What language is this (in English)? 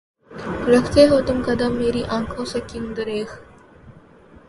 Urdu